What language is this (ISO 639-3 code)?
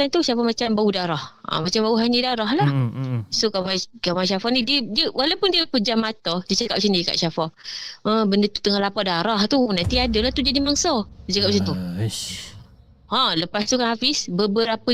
msa